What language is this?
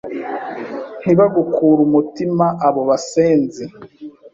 Kinyarwanda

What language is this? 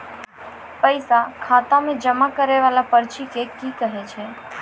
Maithili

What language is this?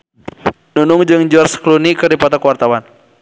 Sundanese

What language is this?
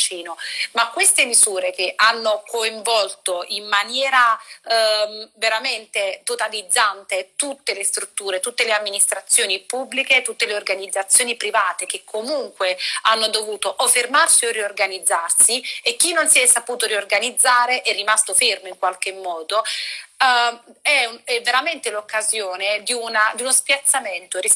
Italian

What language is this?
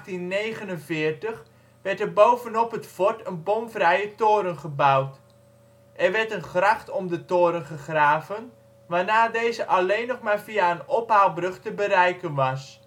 Dutch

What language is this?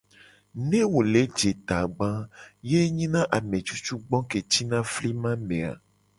Gen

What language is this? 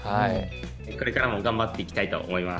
Japanese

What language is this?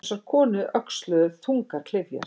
Icelandic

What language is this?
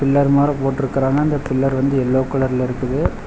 Tamil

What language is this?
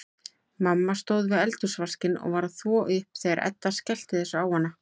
Icelandic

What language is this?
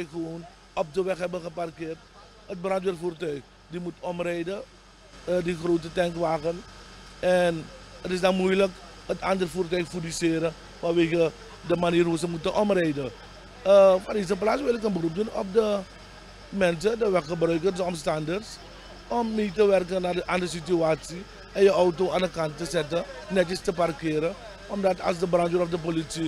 Dutch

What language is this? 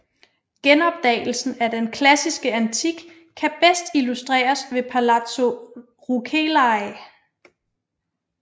Danish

